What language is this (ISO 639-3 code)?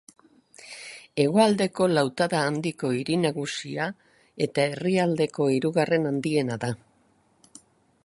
eus